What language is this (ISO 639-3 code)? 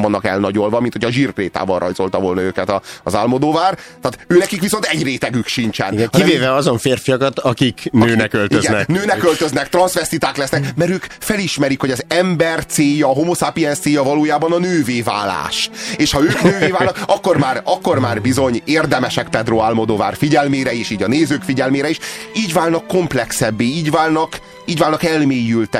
hun